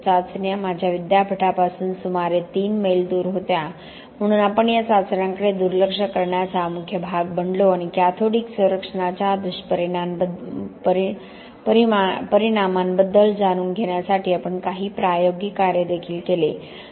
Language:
Marathi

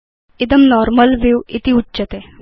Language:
Sanskrit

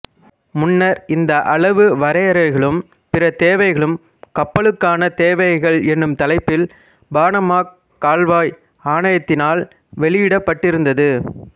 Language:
Tamil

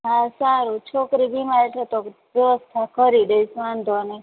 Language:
Gujarati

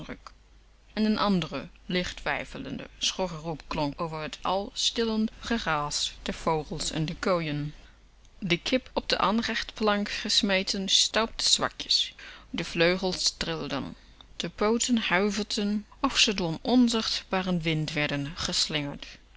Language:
Dutch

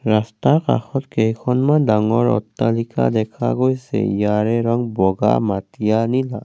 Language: Assamese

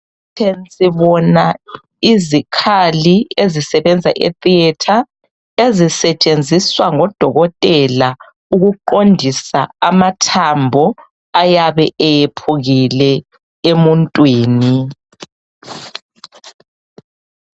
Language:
North Ndebele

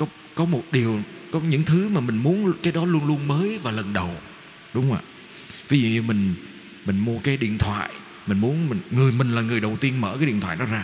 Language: Vietnamese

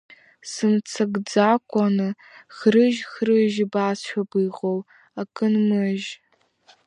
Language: Abkhazian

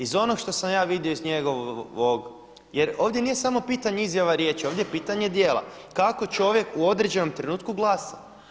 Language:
Croatian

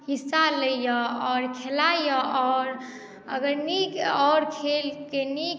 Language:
Maithili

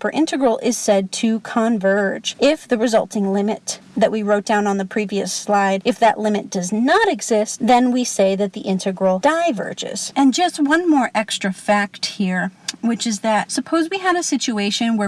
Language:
English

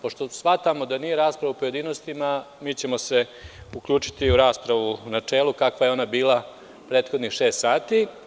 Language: Serbian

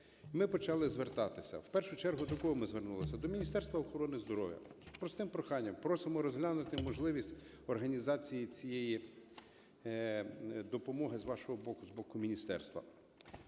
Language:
Ukrainian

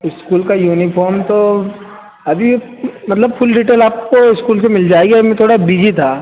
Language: Hindi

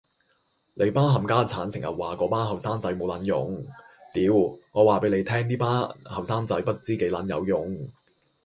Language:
Cantonese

